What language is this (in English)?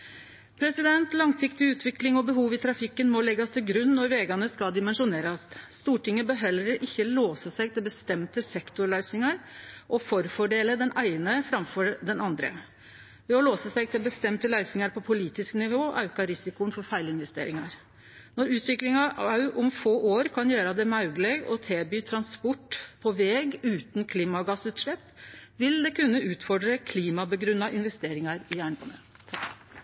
Norwegian Nynorsk